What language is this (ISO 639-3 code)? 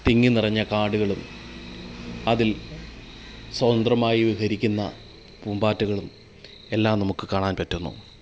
mal